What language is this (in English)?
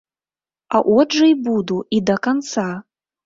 Belarusian